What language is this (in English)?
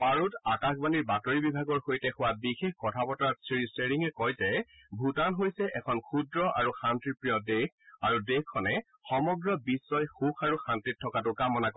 Assamese